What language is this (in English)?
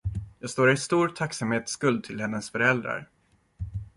Swedish